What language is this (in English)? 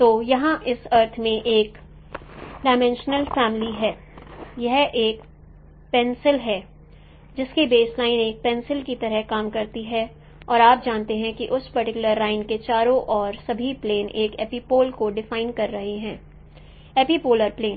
Hindi